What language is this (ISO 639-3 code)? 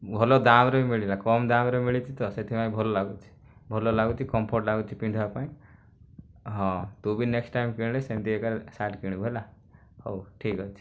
ori